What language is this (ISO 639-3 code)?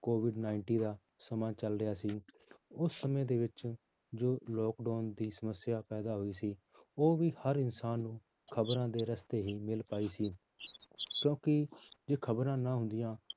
pan